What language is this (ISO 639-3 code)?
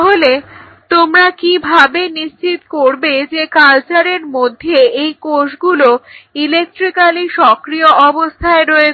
ben